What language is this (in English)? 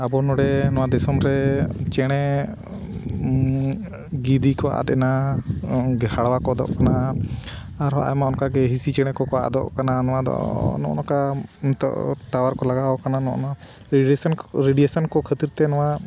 Santali